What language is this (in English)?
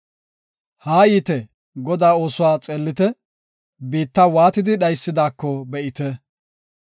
Gofa